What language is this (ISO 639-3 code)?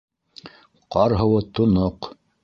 bak